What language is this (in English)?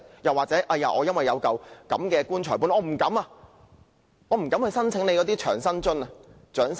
Cantonese